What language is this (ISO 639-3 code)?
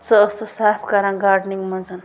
kas